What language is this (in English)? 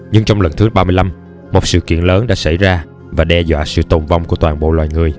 Vietnamese